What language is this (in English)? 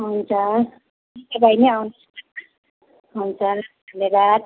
Nepali